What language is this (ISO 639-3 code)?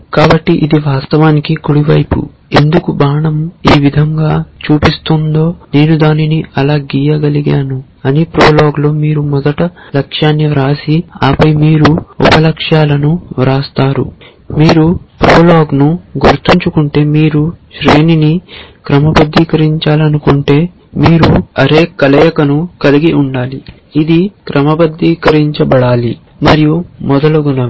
tel